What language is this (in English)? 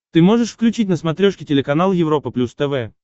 Russian